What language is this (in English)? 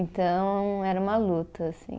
Portuguese